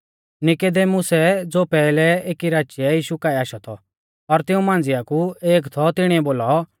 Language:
Mahasu Pahari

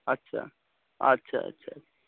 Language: Maithili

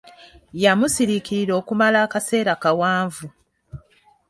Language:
Ganda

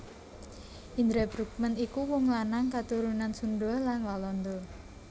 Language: Javanese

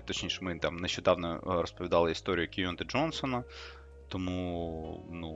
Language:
Ukrainian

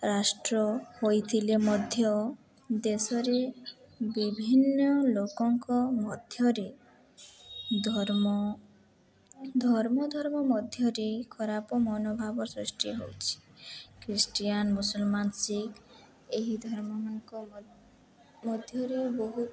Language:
Odia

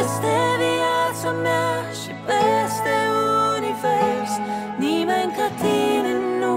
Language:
Romanian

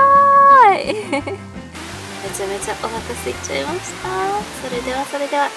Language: Japanese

